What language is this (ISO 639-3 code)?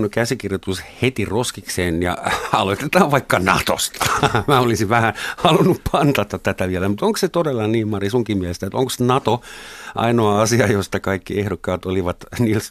fin